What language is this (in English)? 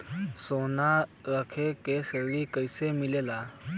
Bhojpuri